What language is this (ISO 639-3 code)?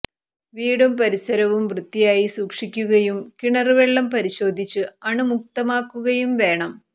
mal